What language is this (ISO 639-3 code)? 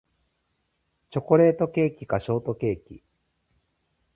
jpn